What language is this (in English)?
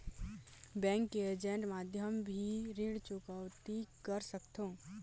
Chhattisgarhi